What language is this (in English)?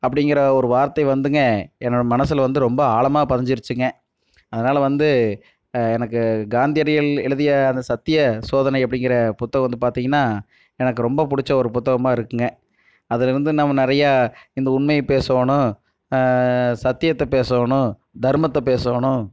Tamil